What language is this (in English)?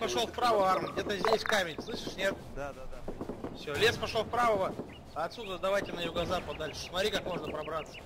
Russian